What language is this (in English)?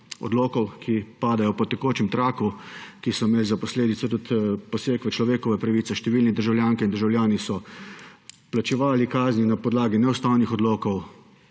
Slovenian